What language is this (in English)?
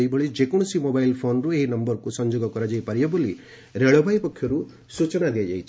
Odia